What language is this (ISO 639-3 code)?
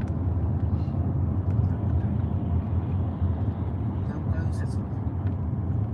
fil